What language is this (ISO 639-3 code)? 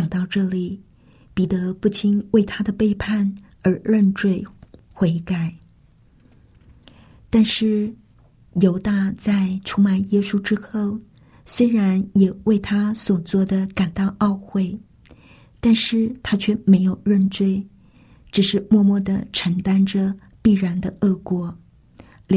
zho